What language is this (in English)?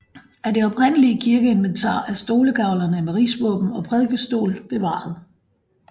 Danish